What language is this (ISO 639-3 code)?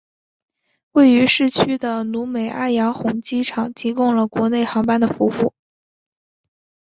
zho